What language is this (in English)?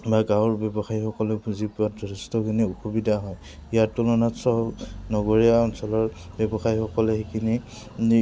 Assamese